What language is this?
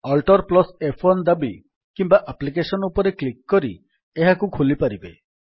Odia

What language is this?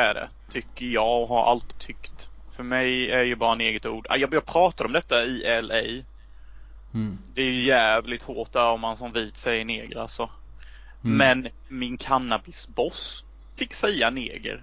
Swedish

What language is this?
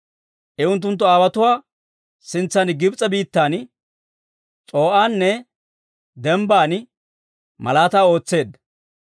Dawro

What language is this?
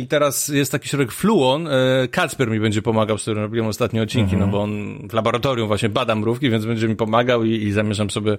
Polish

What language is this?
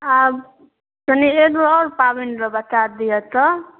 Maithili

